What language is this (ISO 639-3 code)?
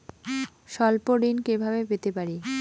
ben